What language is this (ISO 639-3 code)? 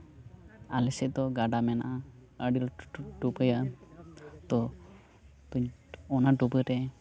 sat